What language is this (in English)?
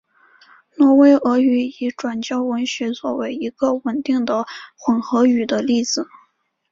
Chinese